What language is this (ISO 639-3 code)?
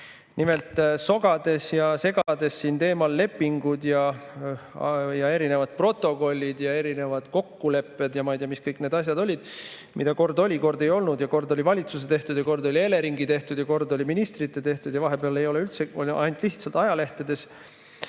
est